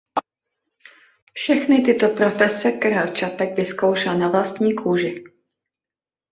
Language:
Czech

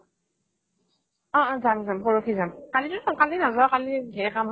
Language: Assamese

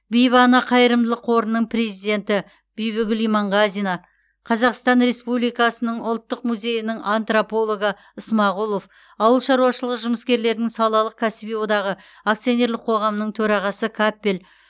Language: Kazakh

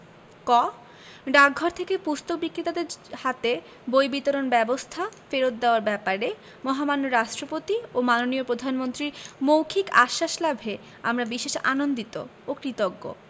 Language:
Bangla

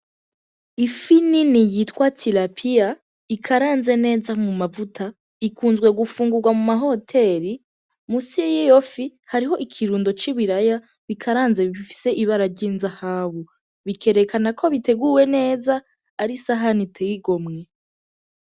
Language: Rundi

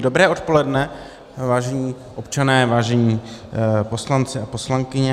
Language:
Czech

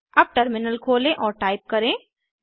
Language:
Hindi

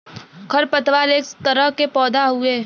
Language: Bhojpuri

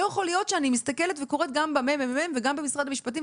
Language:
Hebrew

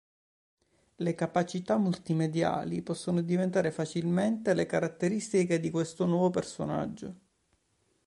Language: Italian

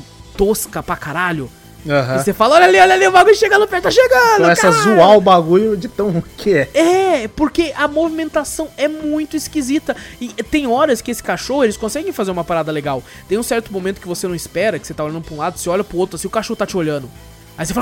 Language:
Portuguese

